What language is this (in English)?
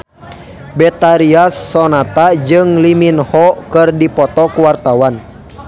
Sundanese